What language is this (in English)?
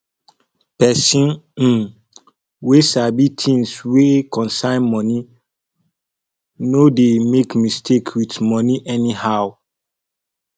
Nigerian Pidgin